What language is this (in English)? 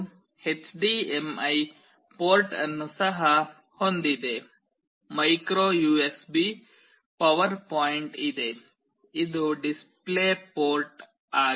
Kannada